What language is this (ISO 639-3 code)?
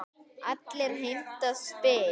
isl